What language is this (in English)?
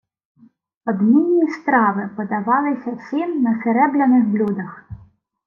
Ukrainian